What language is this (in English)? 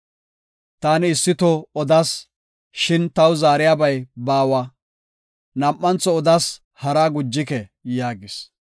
Gofa